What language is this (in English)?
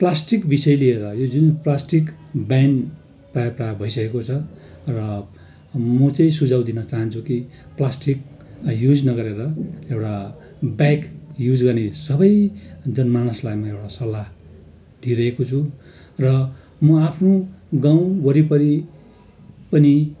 Nepali